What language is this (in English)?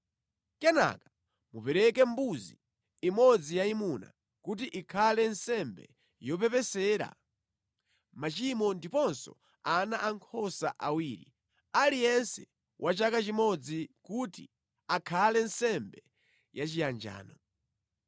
Nyanja